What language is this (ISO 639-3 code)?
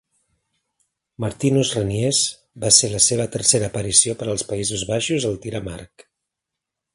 cat